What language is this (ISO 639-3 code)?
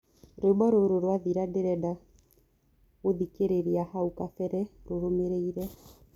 kik